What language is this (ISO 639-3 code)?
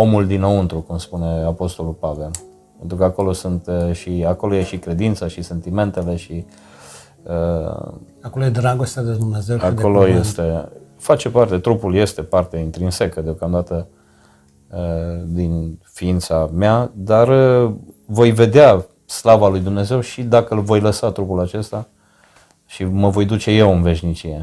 ron